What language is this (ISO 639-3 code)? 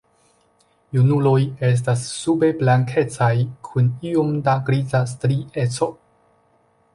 epo